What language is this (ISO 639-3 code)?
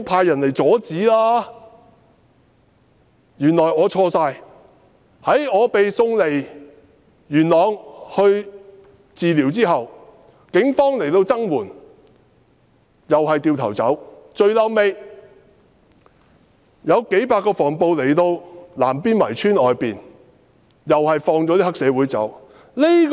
yue